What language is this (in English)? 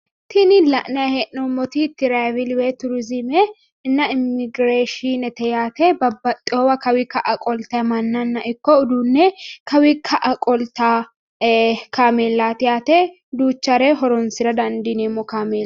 Sidamo